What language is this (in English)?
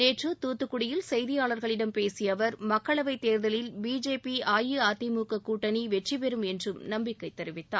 Tamil